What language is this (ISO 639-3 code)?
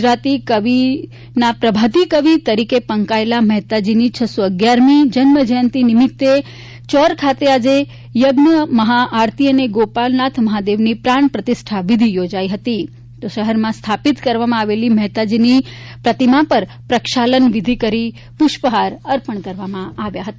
guj